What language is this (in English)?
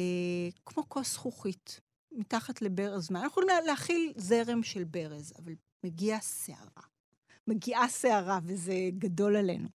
Hebrew